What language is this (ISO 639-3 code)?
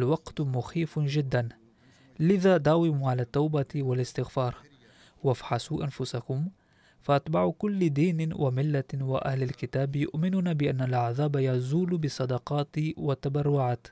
ara